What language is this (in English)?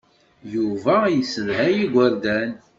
Kabyle